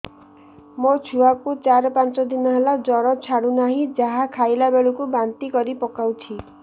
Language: Odia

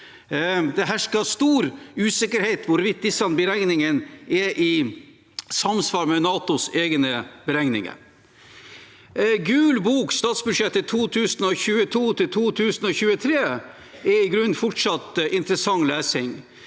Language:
Norwegian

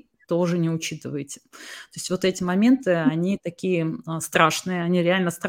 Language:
Russian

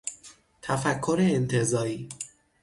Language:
Persian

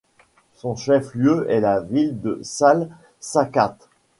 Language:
French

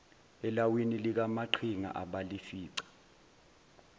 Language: Zulu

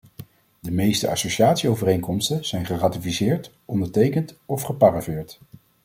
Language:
Dutch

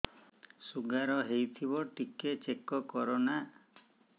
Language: Odia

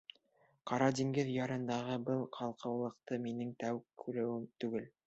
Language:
Bashkir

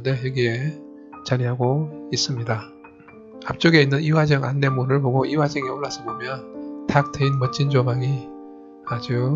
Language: Korean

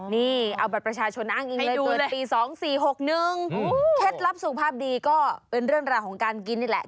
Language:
Thai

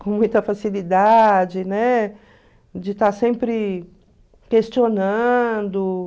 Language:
Portuguese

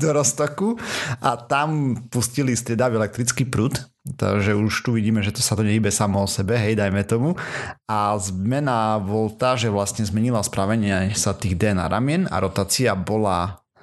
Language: Slovak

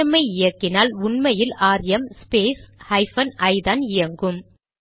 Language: Tamil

